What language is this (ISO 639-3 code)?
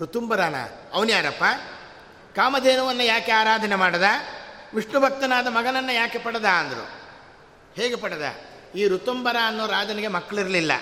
kan